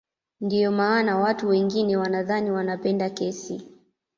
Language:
Swahili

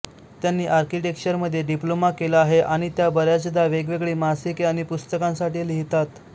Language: Marathi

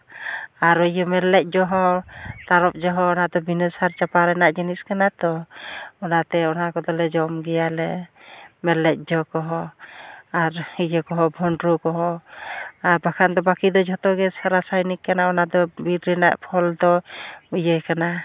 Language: Santali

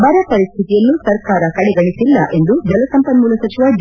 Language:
Kannada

